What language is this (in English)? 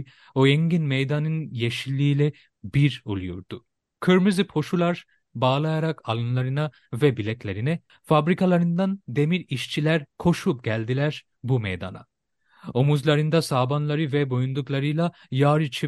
Turkish